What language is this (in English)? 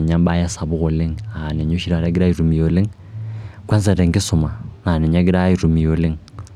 Masai